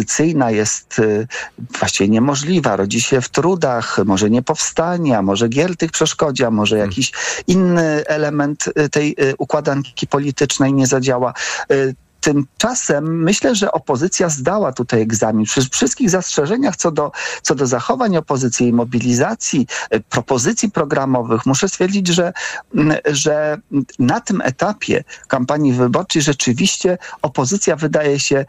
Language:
Polish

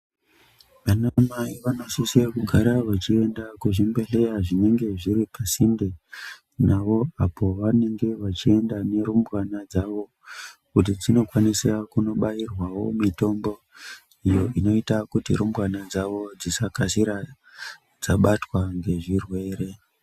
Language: Ndau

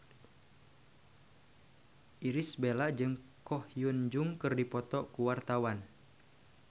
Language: Sundanese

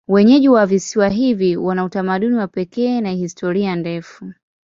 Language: Swahili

